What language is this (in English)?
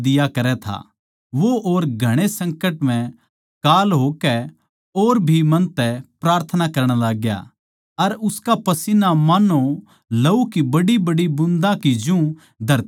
Haryanvi